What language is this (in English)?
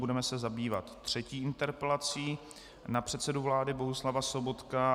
Czech